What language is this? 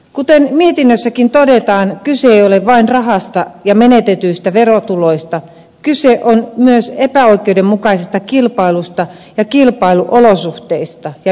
Finnish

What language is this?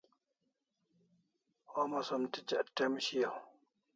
Kalasha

